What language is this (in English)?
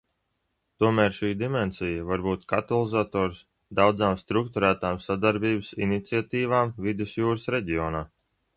Latvian